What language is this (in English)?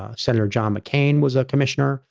English